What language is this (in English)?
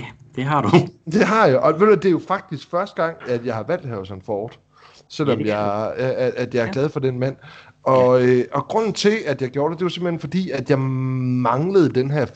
Danish